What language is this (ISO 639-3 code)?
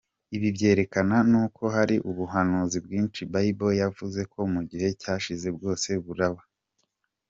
kin